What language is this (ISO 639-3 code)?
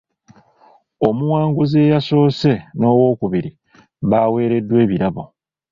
lug